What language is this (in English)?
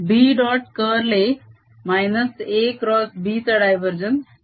Marathi